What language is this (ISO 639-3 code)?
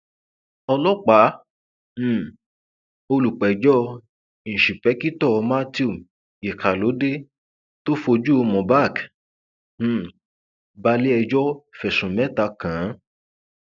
yor